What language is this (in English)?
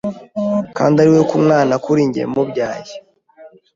Kinyarwanda